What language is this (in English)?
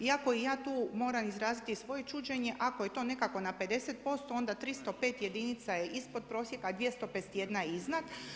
Croatian